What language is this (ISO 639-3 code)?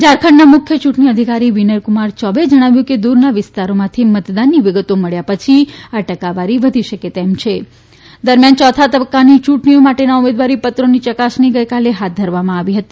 guj